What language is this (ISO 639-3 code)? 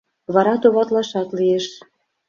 chm